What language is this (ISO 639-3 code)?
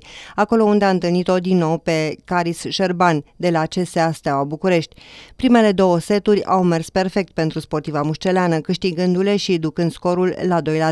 ron